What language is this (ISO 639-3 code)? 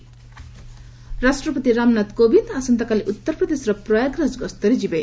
ori